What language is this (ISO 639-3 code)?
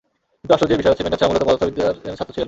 ben